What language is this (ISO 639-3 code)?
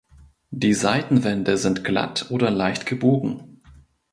deu